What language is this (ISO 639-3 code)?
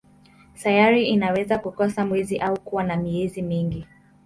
swa